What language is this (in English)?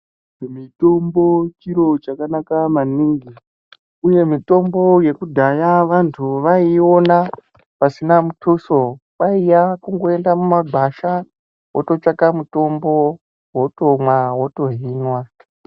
Ndau